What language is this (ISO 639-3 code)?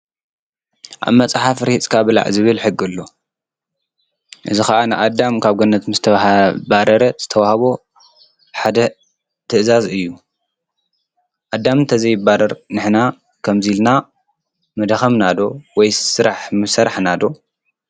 tir